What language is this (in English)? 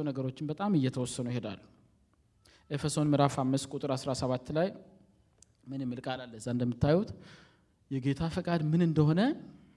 Amharic